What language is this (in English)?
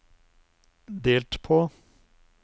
Norwegian